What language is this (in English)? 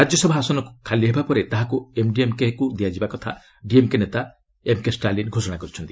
Odia